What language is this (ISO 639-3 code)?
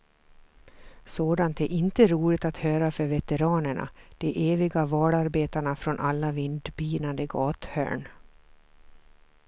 swe